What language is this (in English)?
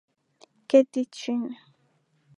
Swahili